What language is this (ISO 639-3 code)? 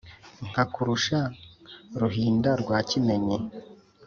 kin